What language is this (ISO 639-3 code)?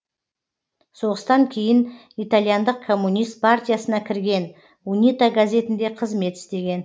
kaz